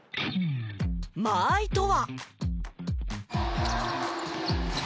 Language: Japanese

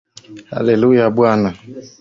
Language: Swahili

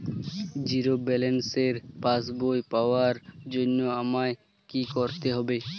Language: Bangla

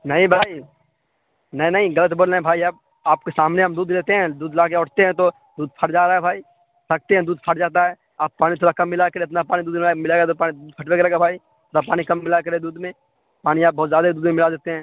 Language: Urdu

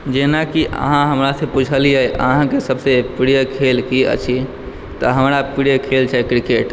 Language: Maithili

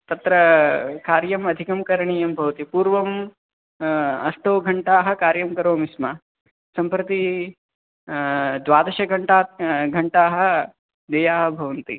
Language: Sanskrit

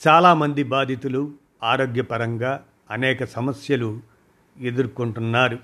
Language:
Telugu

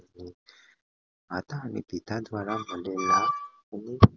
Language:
Gujarati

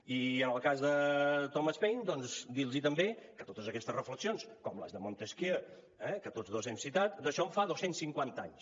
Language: Catalan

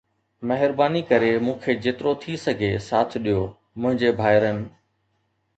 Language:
Sindhi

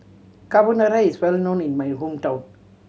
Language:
English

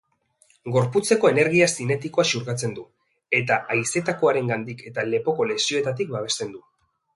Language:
Basque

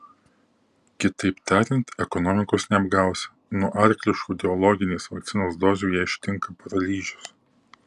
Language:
Lithuanian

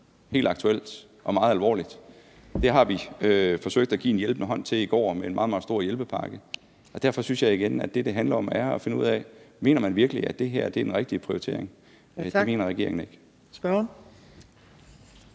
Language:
Danish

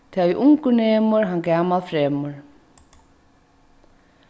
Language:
Faroese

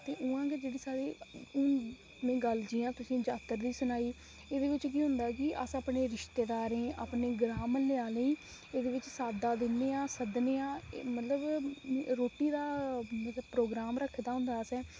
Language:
Dogri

